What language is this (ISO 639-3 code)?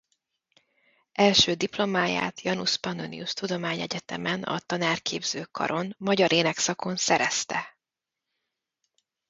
hun